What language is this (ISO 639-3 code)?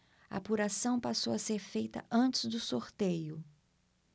por